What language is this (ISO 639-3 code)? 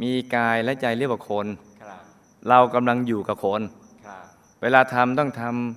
tha